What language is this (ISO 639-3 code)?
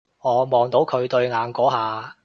yue